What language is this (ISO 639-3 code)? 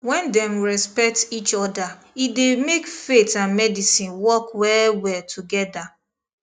pcm